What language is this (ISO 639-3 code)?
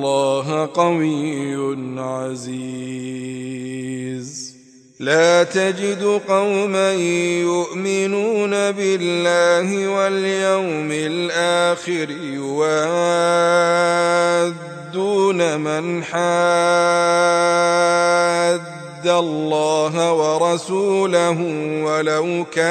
ara